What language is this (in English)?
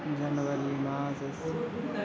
Sanskrit